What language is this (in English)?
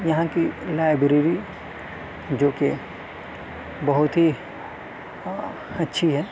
Urdu